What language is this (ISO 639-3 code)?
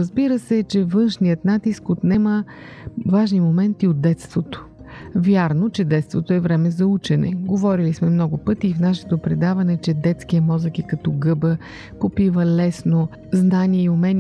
bul